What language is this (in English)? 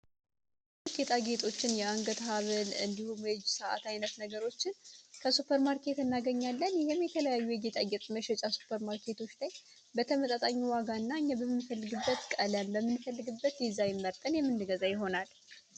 Amharic